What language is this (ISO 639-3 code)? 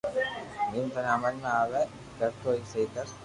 lrk